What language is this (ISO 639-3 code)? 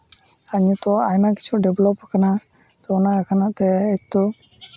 sat